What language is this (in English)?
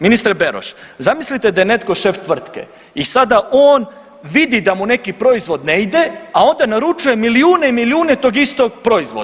Croatian